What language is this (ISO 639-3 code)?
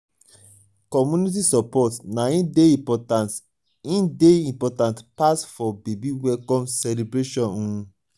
pcm